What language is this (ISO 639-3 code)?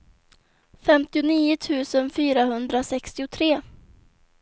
swe